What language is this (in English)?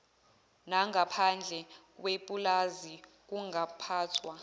Zulu